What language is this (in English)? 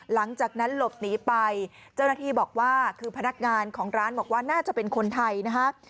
Thai